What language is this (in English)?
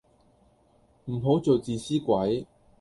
Cantonese